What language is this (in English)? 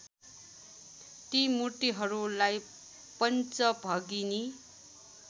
Nepali